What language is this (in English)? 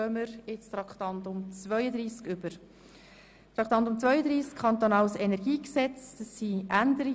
Swiss German